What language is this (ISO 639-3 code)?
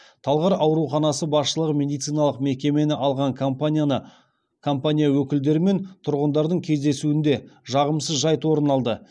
kaz